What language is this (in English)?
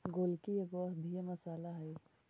Magahi